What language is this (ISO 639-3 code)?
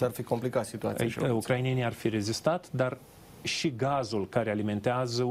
ron